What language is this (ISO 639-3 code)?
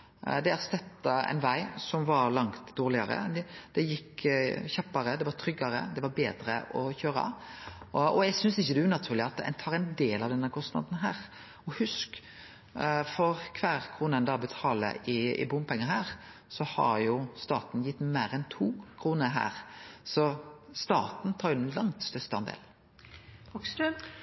nno